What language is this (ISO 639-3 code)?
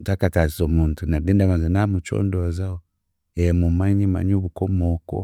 cgg